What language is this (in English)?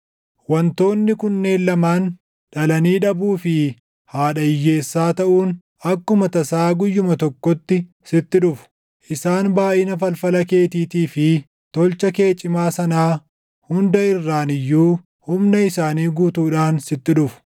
Oromo